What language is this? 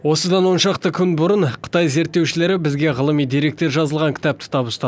Kazakh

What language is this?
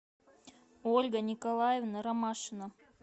Russian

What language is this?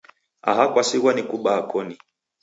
Taita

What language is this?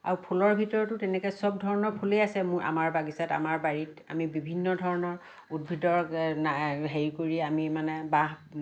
Assamese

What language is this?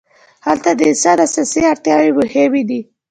Pashto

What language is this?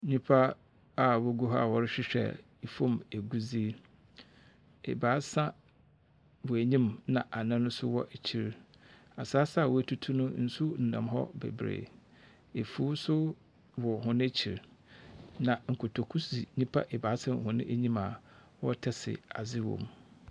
Akan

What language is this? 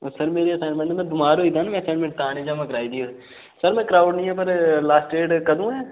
Dogri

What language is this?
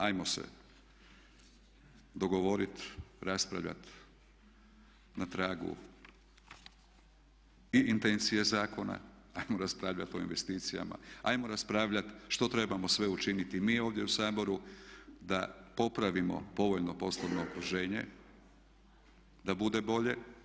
Croatian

